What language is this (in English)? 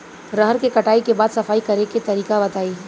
Bhojpuri